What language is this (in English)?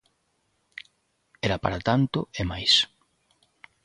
Galician